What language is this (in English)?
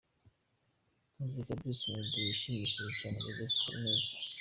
Kinyarwanda